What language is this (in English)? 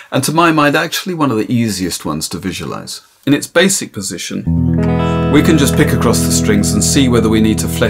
English